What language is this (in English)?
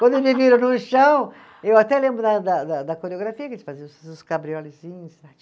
Portuguese